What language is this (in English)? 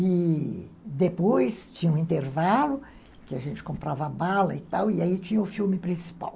Portuguese